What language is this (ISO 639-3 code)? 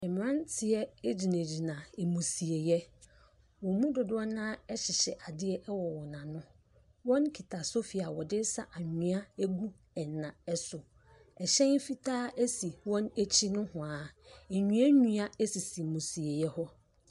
aka